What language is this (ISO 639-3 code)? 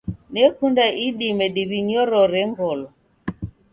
dav